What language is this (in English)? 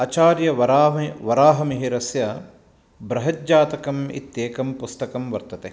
Sanskrit